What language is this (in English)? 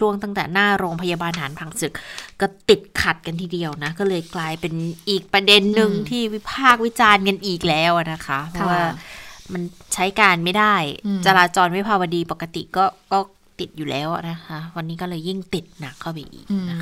Thai